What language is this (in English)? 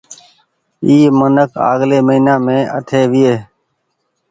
Goaria